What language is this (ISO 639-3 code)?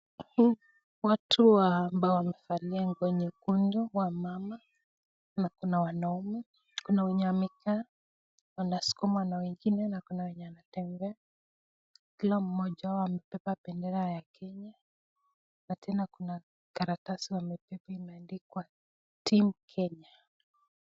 swa